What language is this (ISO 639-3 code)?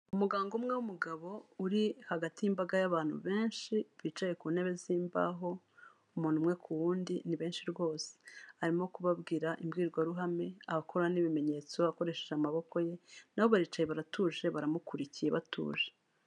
kin